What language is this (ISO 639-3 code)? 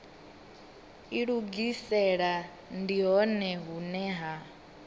ven